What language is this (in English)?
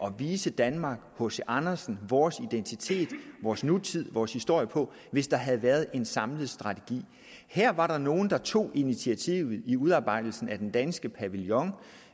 Danish